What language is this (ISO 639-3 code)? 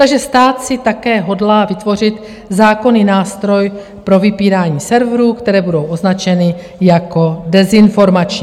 ces